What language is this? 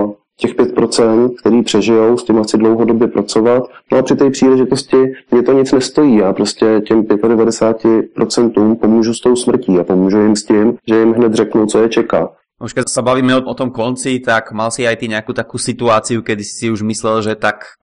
Czech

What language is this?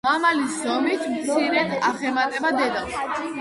Georgian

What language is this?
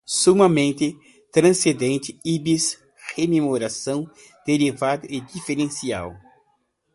Portuguese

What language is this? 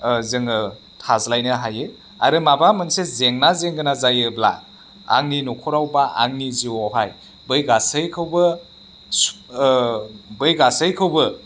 Bodo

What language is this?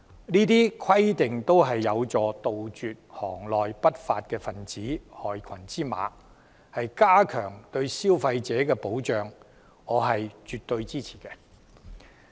Cantonese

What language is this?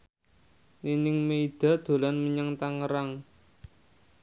Javanese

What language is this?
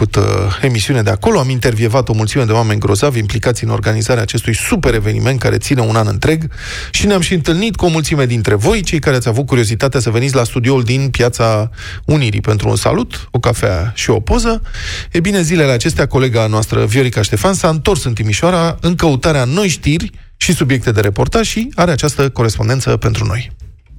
Romanian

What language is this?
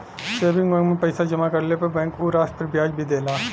Bhojpuri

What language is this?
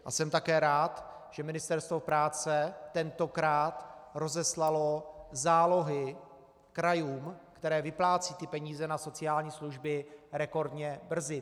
Czech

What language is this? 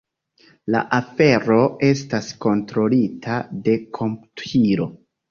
Esperanto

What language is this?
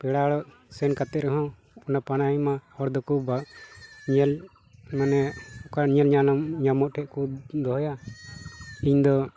Santali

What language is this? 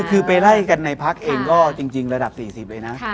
Thai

